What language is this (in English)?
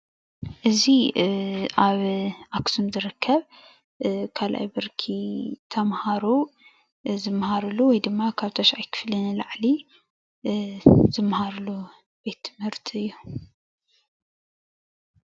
Tigrinya